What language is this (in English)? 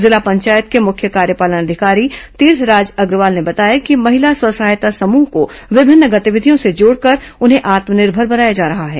Hindi